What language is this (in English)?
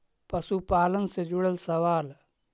Magahi